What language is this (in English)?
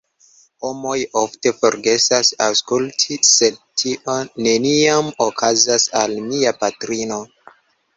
Esperanto